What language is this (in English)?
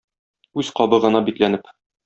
Tatar